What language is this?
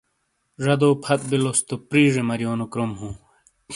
Shina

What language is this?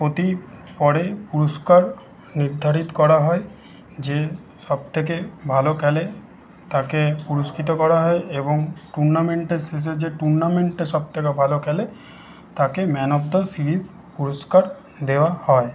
Bangla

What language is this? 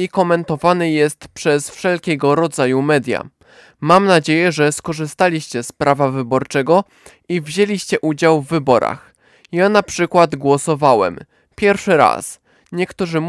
Polish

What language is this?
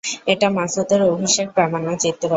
Bangla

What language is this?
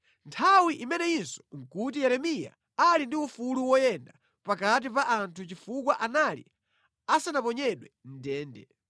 Nyanja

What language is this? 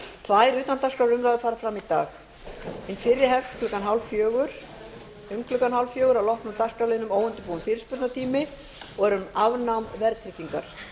Icelandic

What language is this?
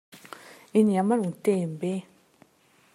Mongolian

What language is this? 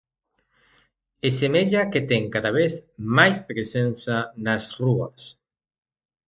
Galician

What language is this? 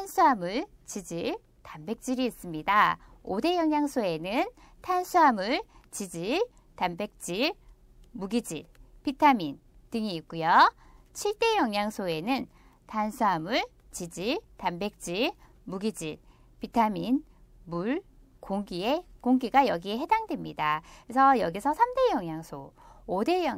Korean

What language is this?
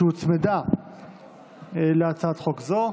Hebrew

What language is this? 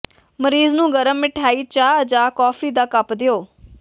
Punjabi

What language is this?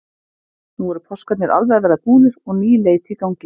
Icelandic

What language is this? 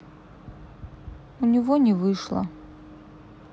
Russian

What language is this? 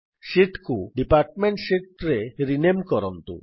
Odia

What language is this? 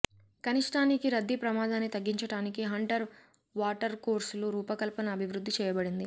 Telugu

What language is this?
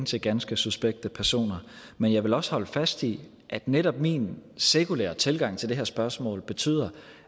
Danish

